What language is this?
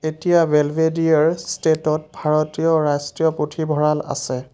Assamese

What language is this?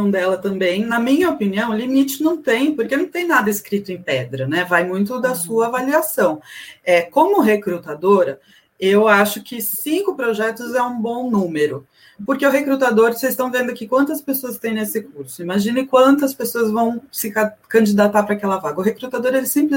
Portuguese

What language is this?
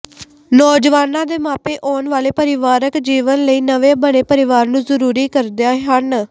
Punjabi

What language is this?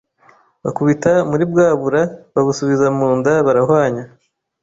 Kinyarwanda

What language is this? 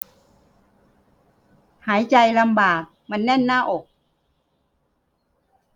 Thai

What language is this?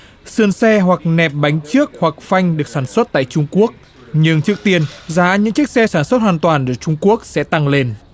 Vietnamese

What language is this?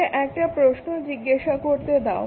Bangla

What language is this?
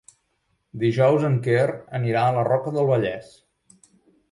Catalan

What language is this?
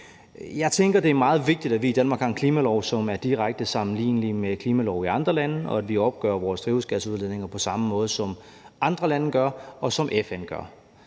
Danish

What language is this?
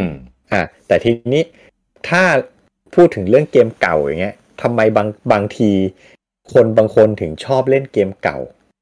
Thai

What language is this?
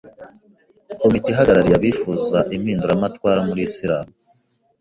Kinyarwanda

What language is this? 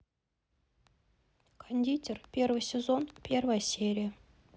Russian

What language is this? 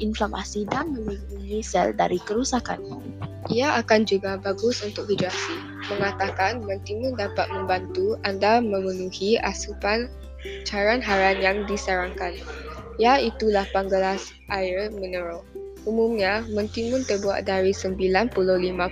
Malay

